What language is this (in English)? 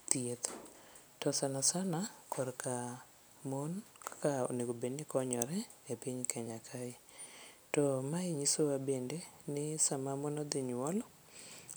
Luo (Kenya and Tanzania)